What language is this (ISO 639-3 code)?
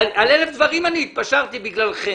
heb